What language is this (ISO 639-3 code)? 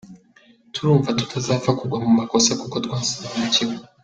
kin